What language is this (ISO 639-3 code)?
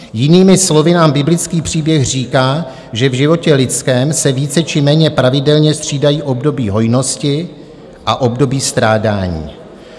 ces